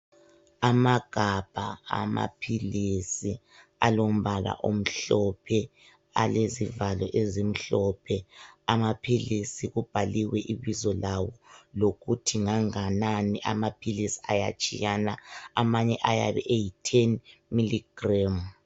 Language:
North Ndebele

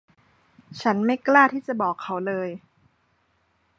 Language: Thai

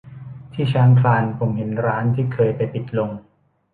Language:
Thai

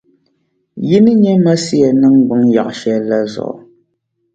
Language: Dagbani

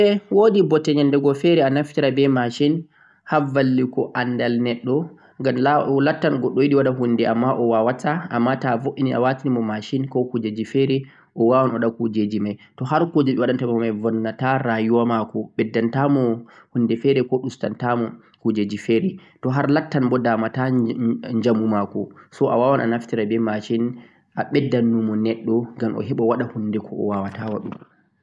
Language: Central-Eastern Niger Fulfulde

